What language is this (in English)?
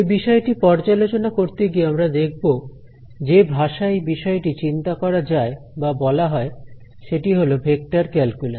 Bangla